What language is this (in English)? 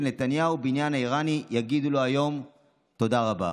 Hebrew